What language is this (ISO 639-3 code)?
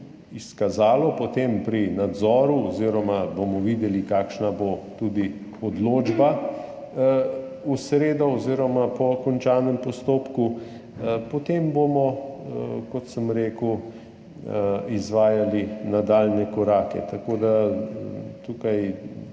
slv